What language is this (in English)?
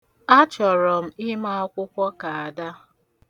Igbo